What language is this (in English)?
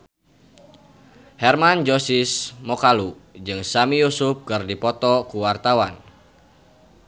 Sundanese